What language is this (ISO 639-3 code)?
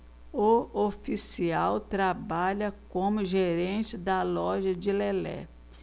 por